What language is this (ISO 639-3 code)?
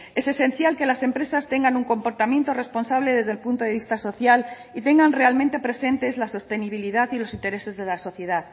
spa